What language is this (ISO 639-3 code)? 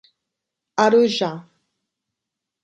por